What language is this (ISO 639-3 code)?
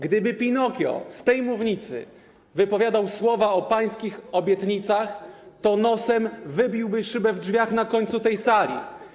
pol